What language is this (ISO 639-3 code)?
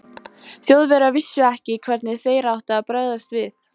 isl